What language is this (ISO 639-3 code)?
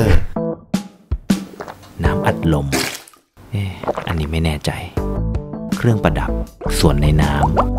tha